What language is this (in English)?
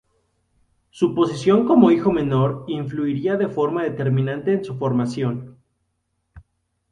Spanish